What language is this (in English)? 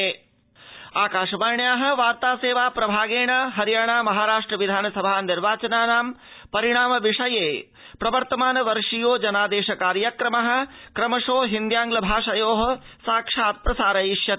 Sanskrit